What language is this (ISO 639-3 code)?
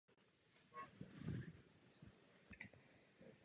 ces